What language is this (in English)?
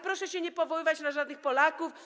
Polish